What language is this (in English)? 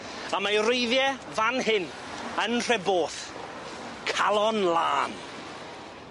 Welsh